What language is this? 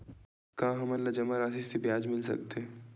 Chhattisgarhi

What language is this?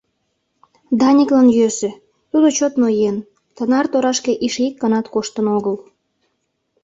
Mari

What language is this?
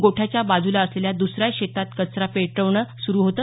Marathi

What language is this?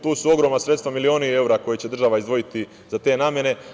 Serbian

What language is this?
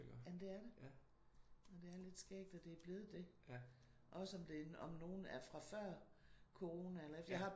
Danish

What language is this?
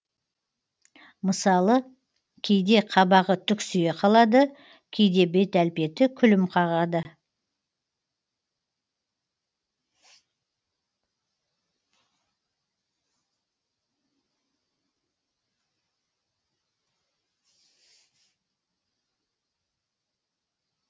Kazakh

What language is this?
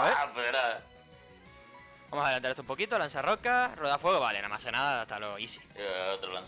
Spanish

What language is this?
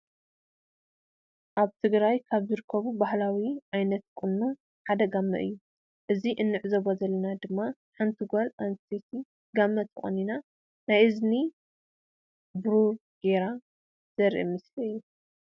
Tigrinya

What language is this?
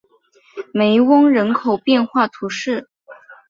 Chinese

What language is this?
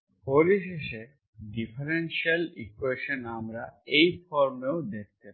Bangla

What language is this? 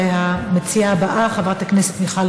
Hebrew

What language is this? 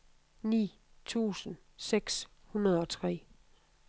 Danish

